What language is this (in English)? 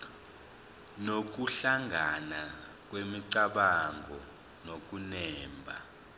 Zulu